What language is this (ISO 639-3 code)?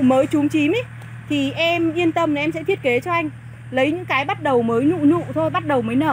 vie